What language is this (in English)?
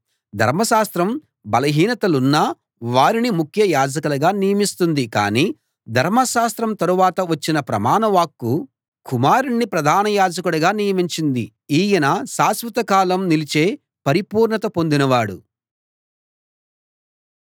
Telugu